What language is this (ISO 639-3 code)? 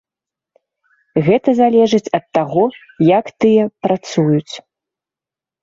bel